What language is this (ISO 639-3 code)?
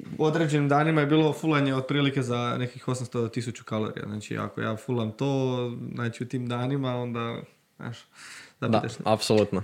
hrv